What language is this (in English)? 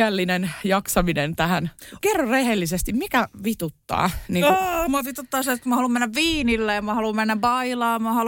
Finnish